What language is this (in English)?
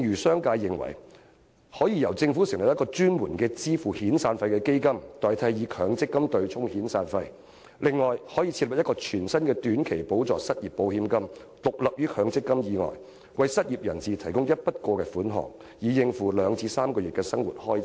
Cantonese